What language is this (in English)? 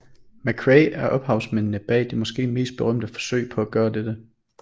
Danish